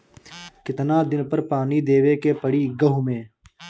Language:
Bhojpuri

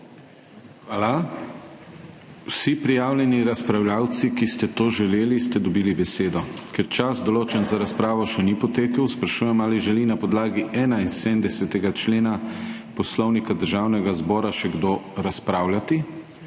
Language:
Slovenian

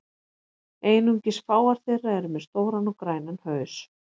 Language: Icelandic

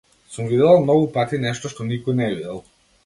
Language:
Macedonian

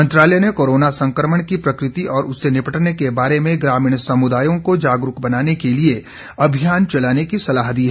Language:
Hindi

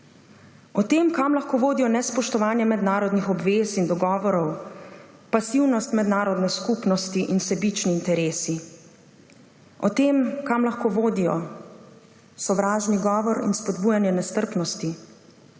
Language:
Slovenian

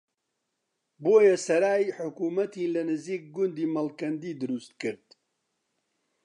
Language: Central Kurdish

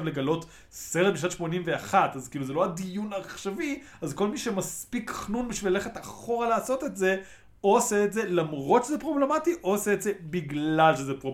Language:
Hebrew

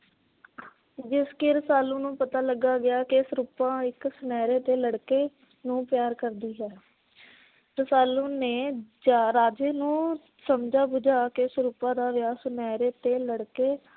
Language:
Punjabi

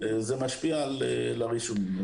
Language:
Hebrew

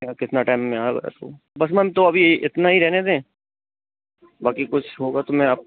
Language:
Hindi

